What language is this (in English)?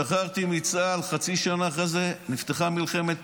Hebrew